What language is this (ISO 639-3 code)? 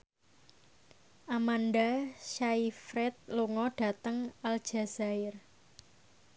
jav